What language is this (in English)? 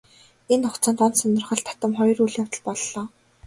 Mongolian